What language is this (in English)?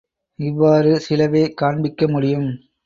Tamil